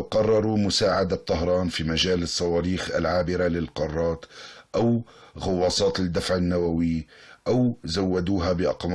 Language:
Arabic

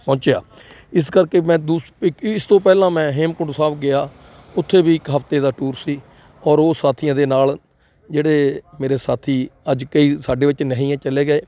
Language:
Punjabi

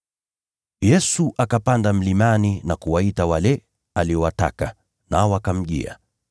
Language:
Swahili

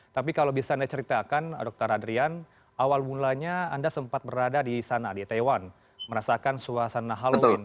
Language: Indonesian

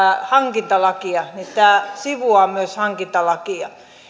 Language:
Finnish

